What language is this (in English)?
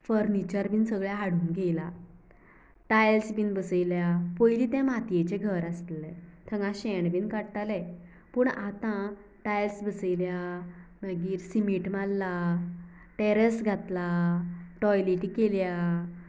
Konkani